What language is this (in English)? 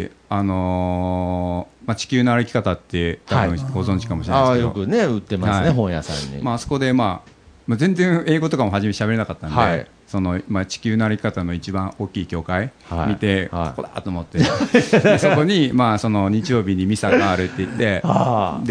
Japanese